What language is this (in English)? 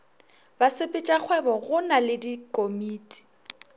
Northern Sotho